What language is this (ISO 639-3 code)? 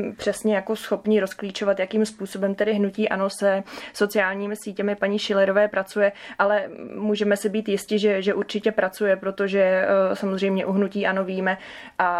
ces